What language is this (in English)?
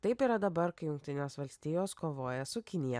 Lithuanian